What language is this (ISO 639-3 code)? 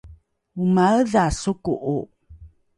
dru